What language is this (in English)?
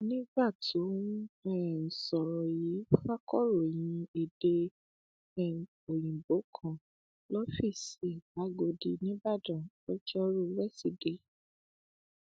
Yoruba